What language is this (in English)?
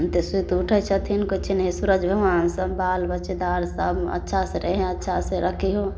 Maithili